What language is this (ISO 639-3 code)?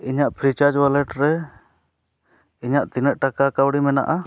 sat